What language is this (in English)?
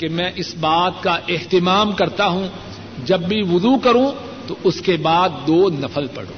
Urdu